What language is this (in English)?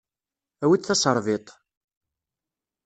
Kabyle